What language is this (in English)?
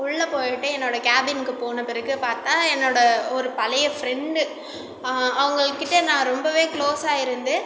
Tamil